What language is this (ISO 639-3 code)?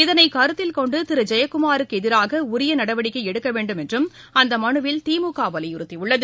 tam